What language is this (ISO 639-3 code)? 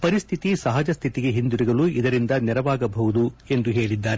kan